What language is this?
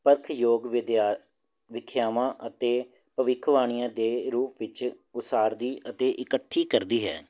Punjabi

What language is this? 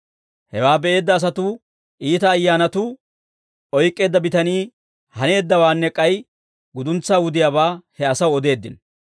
Dawro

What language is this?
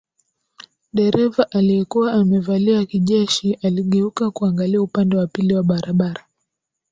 Swahili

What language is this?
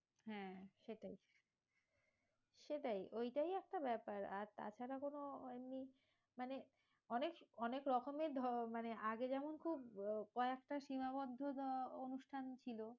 Bangla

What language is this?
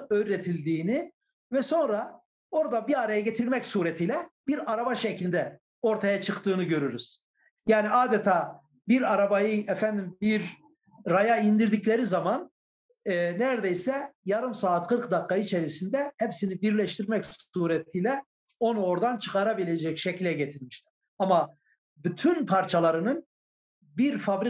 Turkish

